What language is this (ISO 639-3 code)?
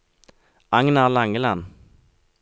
nor